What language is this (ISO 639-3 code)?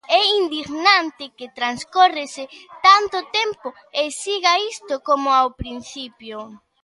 glg